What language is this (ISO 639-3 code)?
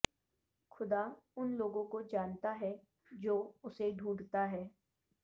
urd